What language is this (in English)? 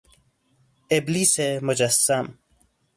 Persian